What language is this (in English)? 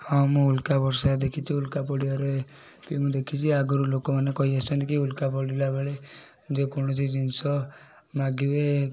Odia